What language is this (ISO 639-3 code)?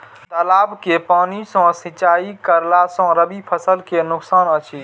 mai